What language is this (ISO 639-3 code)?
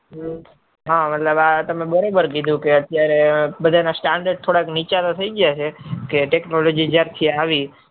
guj